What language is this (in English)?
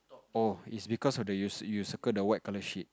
English